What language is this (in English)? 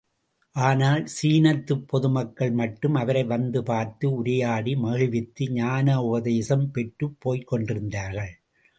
Tamil